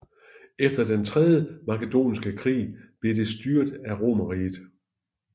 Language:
Danish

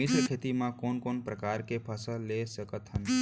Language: Chhattisgarhi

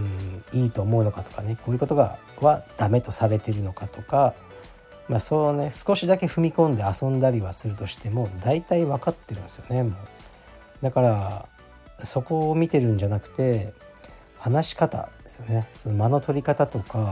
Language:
Japanese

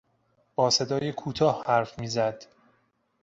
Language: Persian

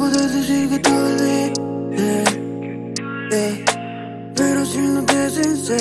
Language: French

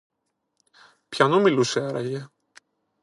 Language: Greek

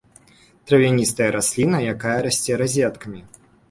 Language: Belarusian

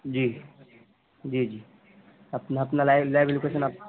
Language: Urdu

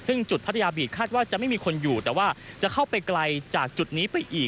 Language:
Thai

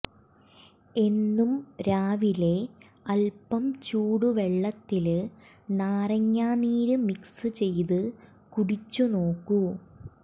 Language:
Malayalam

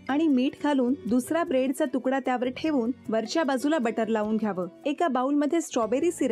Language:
Hindi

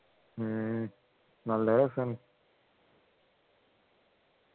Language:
Malayalam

